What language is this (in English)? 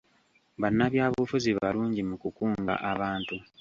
Ganda